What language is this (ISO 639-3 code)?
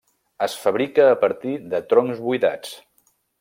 cat